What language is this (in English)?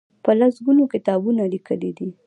Pashto